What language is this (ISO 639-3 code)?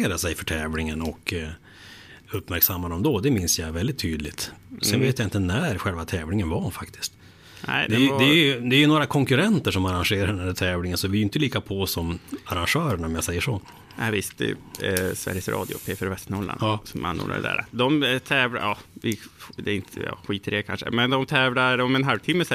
swe